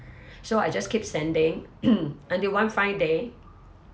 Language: English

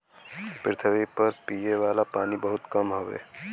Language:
Bhojpuri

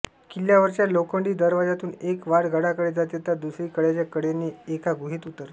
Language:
Marathi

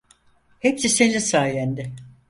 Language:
Turkish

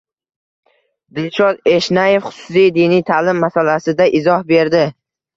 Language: Uzbek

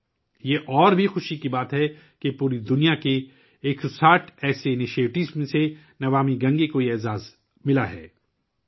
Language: Urdu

